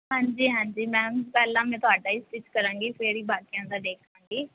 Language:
Punjabi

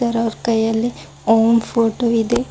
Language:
Kannada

